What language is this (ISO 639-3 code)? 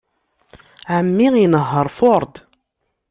kab